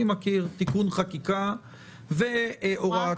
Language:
Hebrew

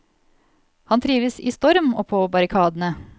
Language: Norwegian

